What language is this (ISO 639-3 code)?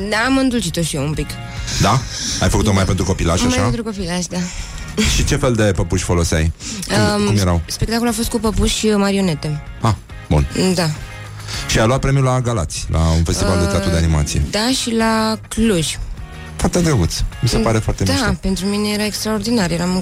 ron